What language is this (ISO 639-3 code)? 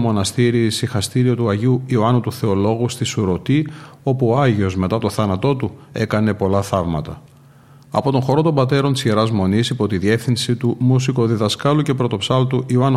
ell